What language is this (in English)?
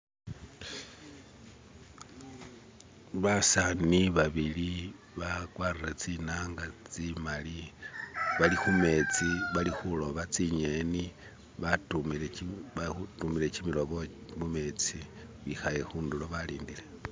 Masaaba